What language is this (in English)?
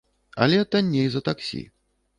Belarusian